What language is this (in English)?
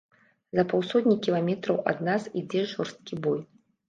Belarusian